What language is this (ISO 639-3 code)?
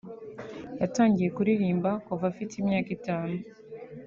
kin